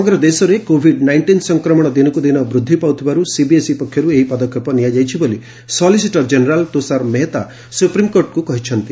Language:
Odia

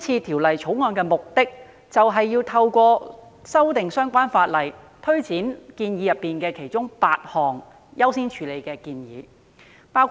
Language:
Cantonese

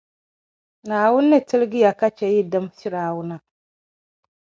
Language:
Dagbani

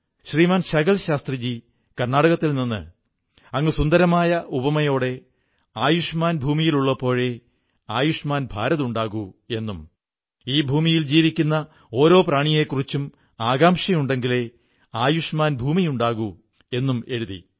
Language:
Malayalam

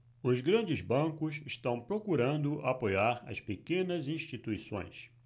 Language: Portuguese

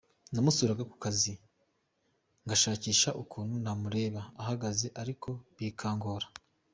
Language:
Kinyarwanda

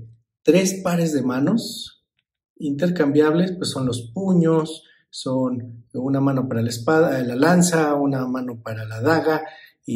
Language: Spanish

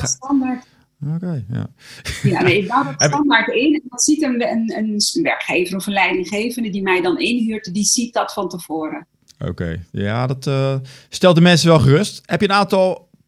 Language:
Dutch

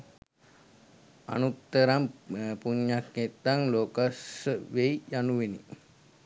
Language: Sinhala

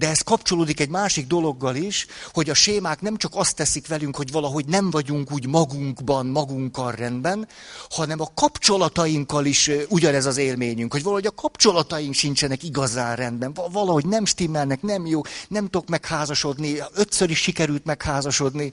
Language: Hungarian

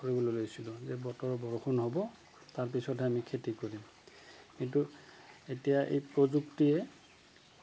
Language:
Assamese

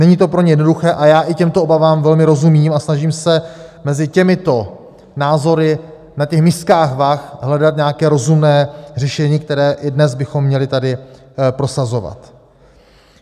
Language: Czech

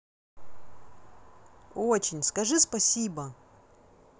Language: Russian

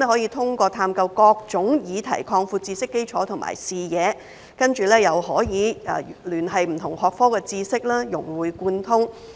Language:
Cantonese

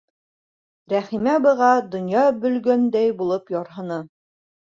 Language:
Bashkir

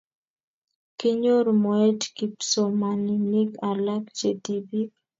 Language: Kalenjin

